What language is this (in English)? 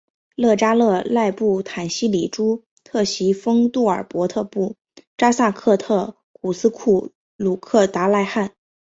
Chinese